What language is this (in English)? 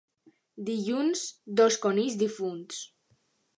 Catalan